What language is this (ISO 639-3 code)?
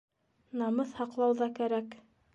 bak